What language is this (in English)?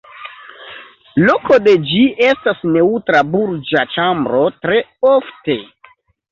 Esperanto